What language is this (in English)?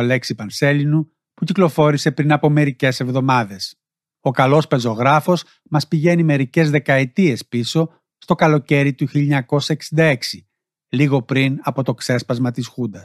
Greek